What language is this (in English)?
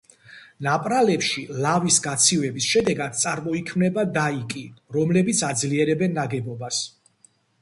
Georgian